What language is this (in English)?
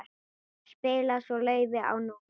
Icelandic